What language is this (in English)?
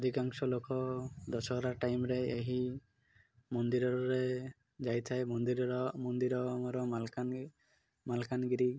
Odia